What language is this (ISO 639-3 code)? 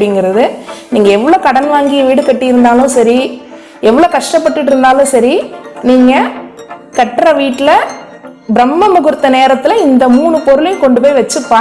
tam